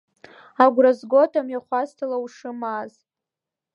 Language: Abkhazian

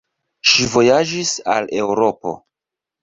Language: Esperanto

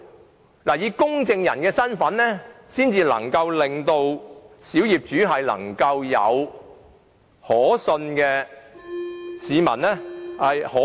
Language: Cantonese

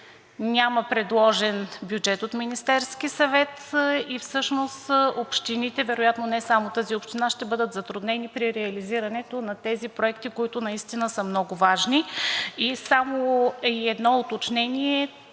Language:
Bulgarian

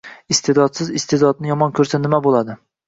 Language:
Uzbek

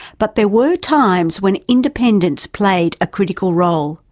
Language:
English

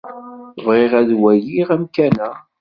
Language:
Kabyle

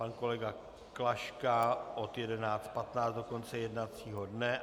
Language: Czech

